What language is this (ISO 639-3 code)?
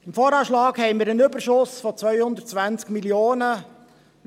gsw